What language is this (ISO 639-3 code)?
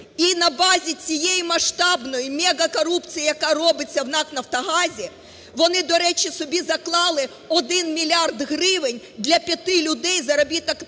ukr